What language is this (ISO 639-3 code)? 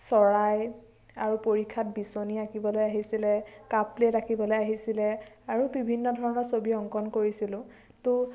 asm